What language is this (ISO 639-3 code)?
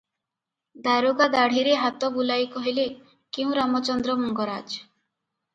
ori